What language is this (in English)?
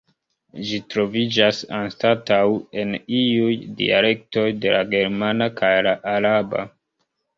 Esperanto